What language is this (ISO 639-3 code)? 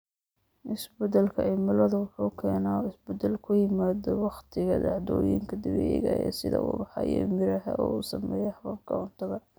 som